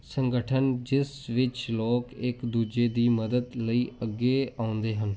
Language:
Punjabi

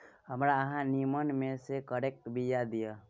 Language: Maithili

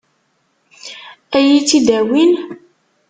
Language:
Kabyle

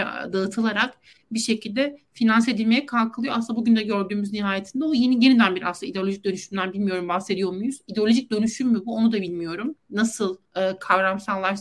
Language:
Turkish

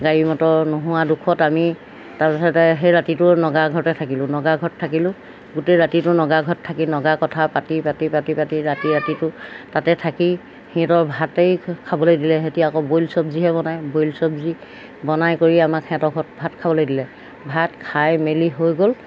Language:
Assamese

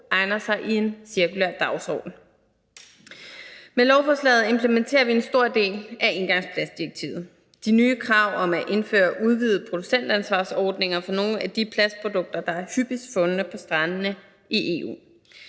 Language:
Danish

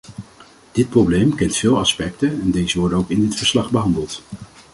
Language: Dutch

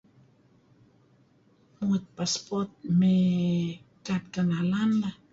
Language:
Kelabit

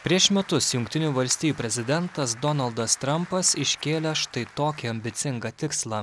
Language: Lithuanian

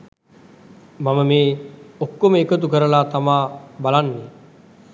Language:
Sinhala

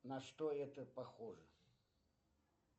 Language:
Russian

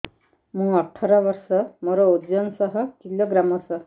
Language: Odia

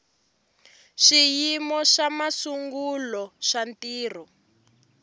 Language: Tsonga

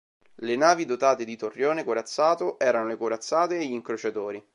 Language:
Italian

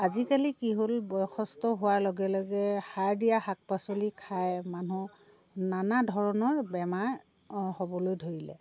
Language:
Assamese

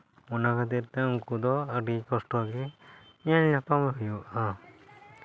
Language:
Santali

